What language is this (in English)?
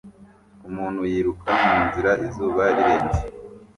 Kinyarwanda